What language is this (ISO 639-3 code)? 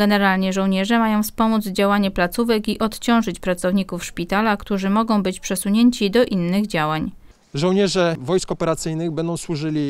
pol